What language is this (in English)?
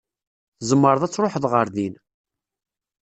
Kabyle